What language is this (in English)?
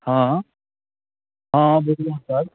Maithili